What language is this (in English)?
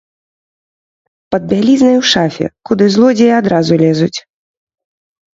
Belarusian